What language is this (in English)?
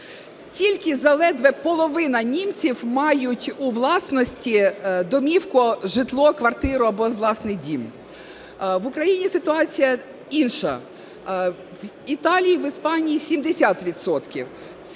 Ukrainian